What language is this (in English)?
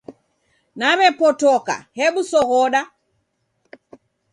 Taita